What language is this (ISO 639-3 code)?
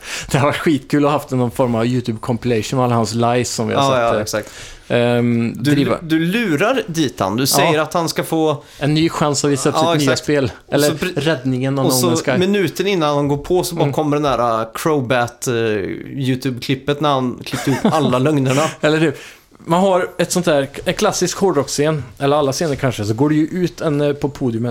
swe